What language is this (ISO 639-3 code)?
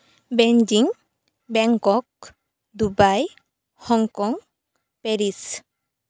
sat